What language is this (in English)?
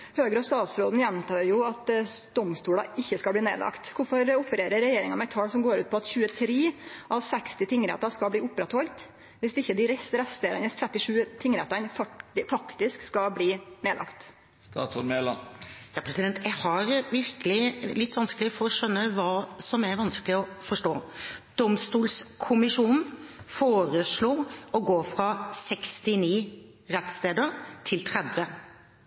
Norwegian